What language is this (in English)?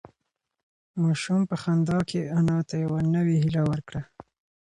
Pashto